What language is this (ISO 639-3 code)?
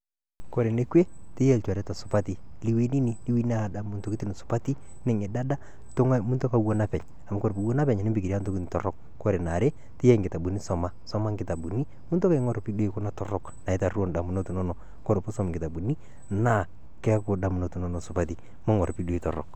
mas